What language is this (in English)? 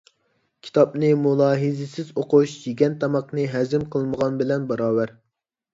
Uyghur